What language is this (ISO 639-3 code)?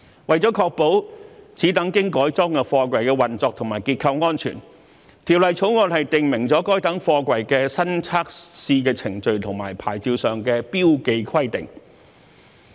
yue